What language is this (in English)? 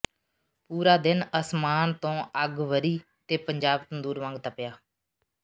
Punjabi